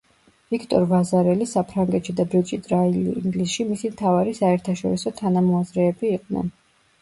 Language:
Georgian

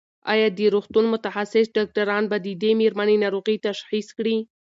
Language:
Pashto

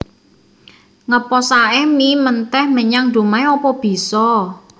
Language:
Javanese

